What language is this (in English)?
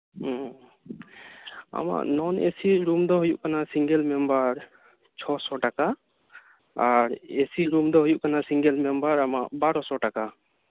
Santali